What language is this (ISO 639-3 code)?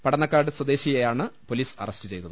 mal